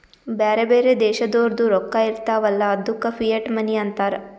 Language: Kannada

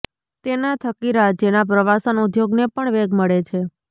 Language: Gujarati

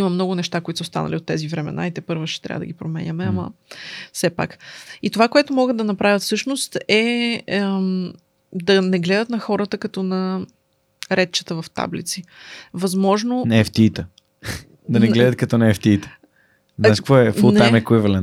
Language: Bulgarian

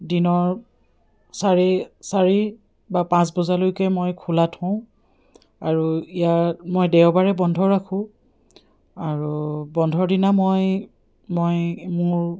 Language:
Assamese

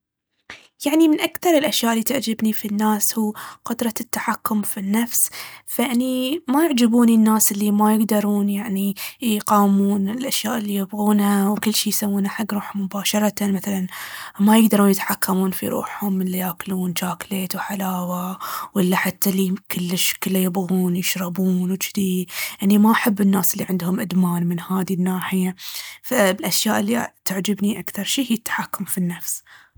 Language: Baharna Arabic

